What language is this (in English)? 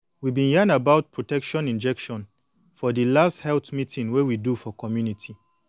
Nigerian Pidgin